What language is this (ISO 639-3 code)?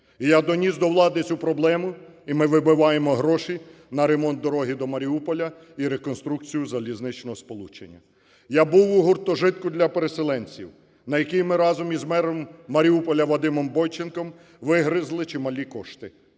ukr